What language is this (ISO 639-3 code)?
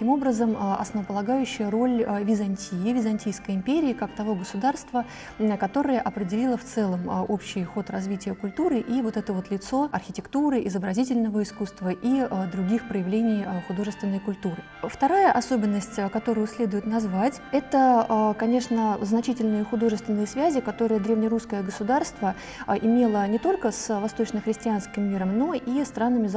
rus